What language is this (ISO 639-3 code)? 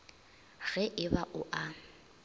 nso